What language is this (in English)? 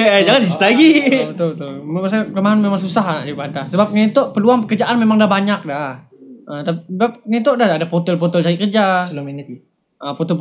Malay